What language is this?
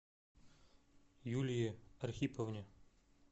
Russian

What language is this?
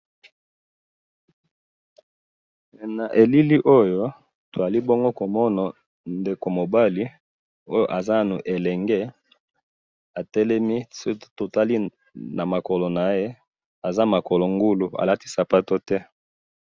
Lingala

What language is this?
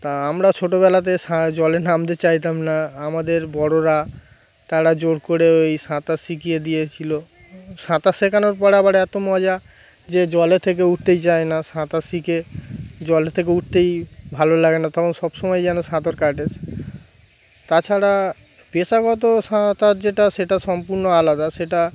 Bangla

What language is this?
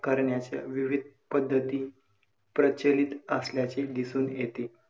Marathi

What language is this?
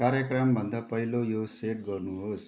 Nepali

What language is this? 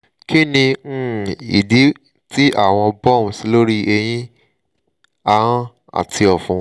Yoruba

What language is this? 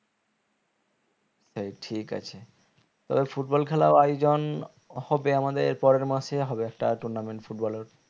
Bangla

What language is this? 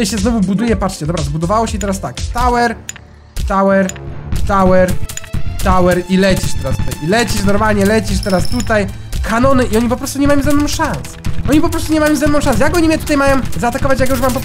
Polish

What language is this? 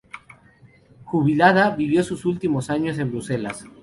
Spanish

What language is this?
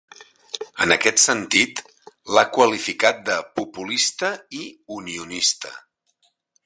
Catalan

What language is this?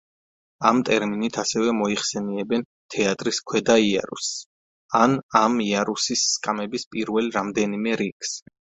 Georgian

